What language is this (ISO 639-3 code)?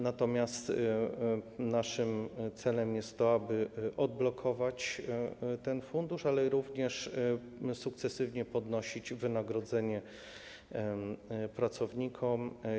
pol